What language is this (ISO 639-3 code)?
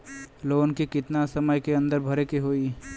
bho